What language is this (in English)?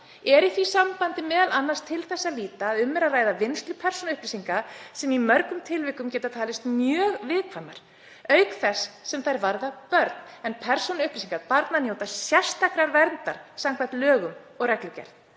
Icelandic